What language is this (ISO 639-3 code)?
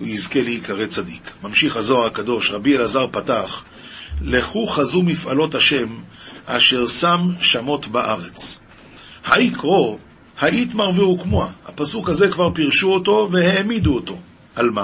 heb